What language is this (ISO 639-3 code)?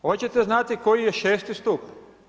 hrv